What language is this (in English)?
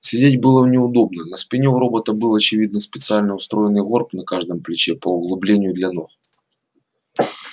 Russian